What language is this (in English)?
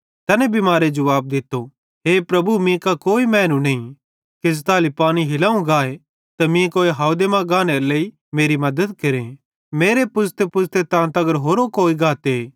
Bhadrawahi